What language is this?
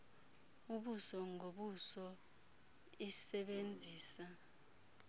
Xhosa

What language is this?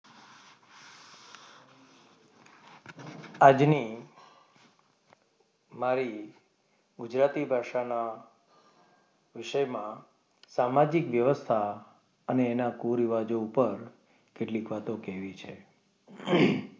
Gujarati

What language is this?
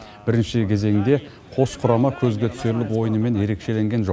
Kazakh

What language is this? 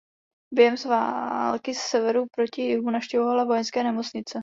Czech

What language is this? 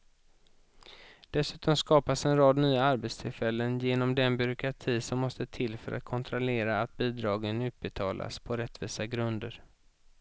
Swedish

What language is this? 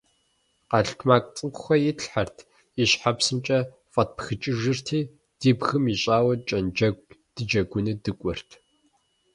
Kabardian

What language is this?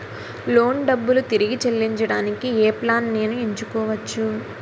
Telugu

